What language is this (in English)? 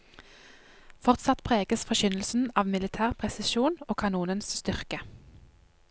Norwegian